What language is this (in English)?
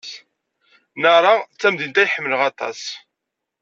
Kabyle